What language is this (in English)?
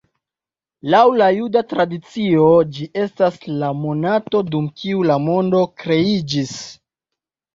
Esperanto